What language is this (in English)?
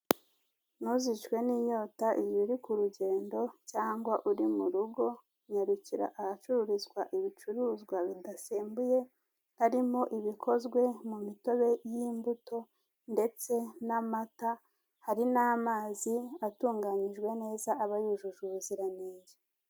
Kinyarwanda